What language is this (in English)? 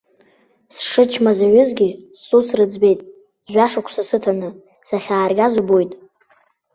Abkhazian